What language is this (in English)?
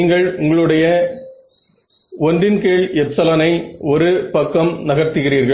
Tamil